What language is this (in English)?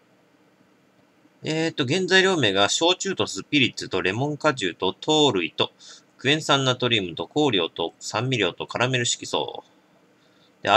Japanese